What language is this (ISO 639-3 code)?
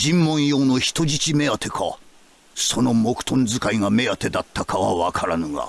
jpn